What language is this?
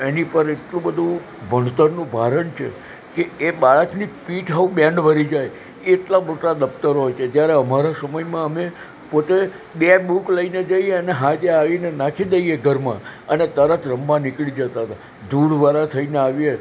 Gujarati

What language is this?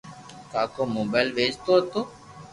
Loarki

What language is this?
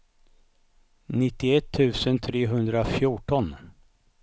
Swedish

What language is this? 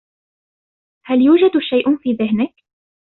Arabic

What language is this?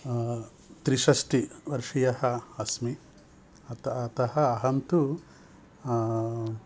Sanskrit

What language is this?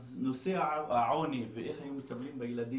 Hebrew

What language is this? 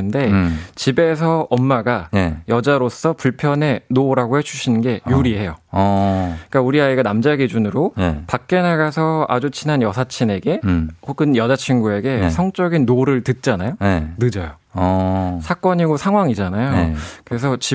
Korean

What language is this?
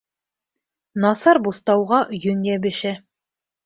Bashkir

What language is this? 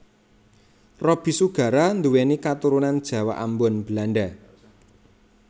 Javanese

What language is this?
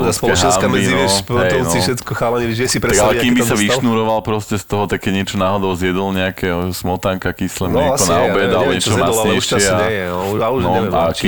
Slovak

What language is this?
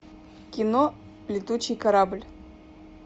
Russian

